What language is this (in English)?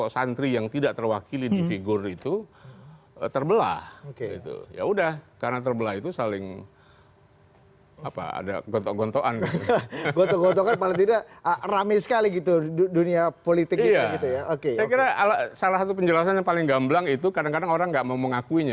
Indonesian